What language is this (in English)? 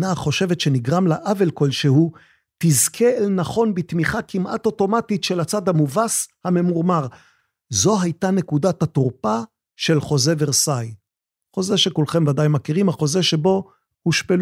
Hebrew